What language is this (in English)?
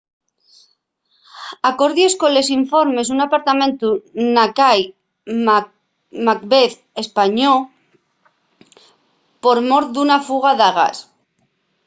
Asturian